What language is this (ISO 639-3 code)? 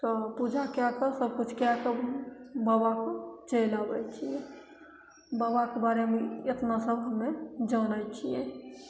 mai